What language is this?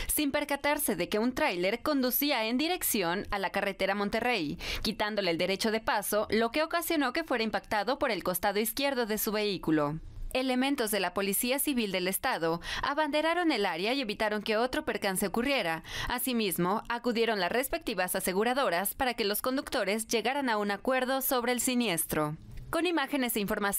Spanish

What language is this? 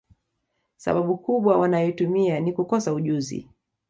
Swahili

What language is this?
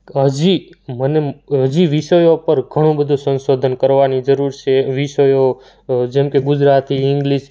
Gujarati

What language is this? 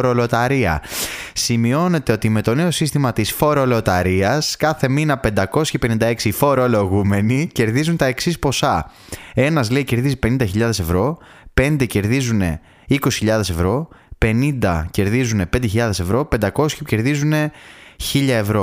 Greek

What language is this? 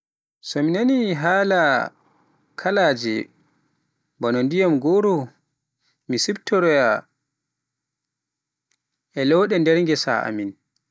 Pular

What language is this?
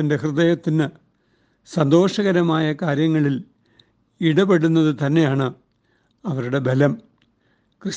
Malayalam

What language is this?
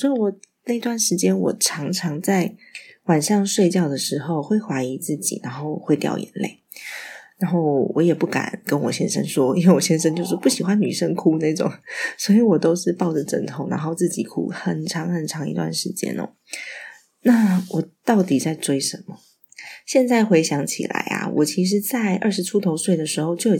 Chinese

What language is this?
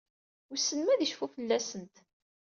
Kabyle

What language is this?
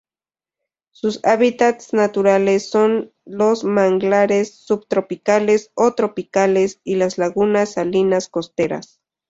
Spanish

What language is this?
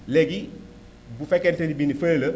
Wolof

